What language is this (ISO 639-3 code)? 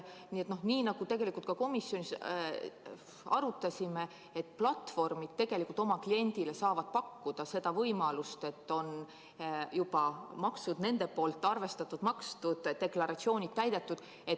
est